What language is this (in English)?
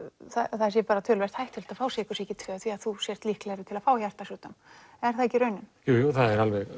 Icelandic